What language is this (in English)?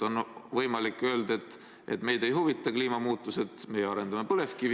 Estonian